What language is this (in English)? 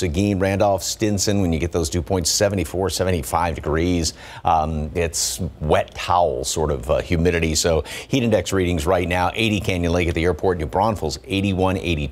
English